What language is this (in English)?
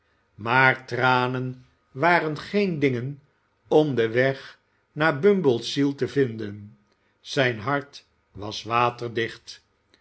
Dutch